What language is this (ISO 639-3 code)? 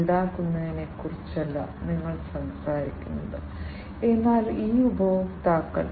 mal